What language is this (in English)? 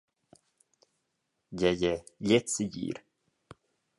Romansh